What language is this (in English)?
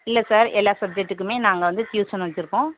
Tamil